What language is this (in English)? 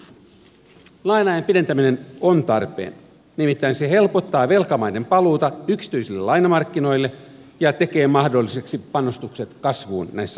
Finnish